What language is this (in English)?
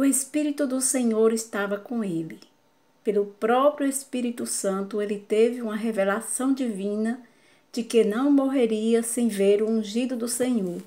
Portuguese